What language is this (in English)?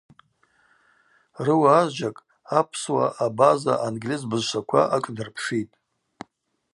Abaza